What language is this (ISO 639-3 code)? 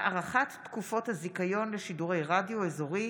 heb